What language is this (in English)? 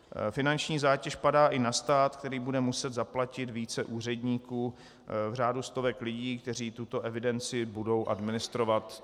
Czech